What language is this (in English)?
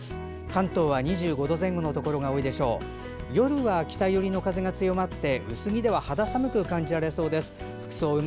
Japanese